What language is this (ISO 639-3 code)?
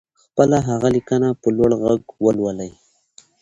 pus